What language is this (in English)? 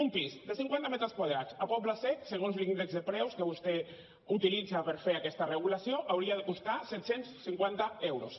Catalan